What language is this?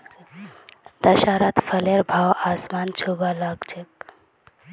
Magahi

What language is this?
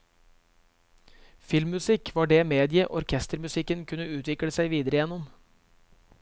Norwegian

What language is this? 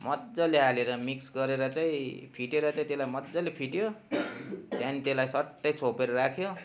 Nepali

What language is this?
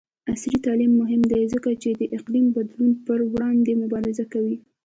Pashto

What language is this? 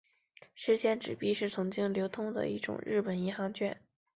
Chinese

